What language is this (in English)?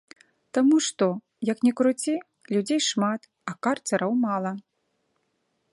Belarusian